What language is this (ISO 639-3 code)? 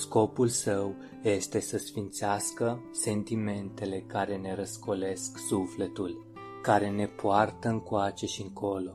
ron